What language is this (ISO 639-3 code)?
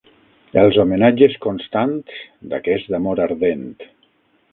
cat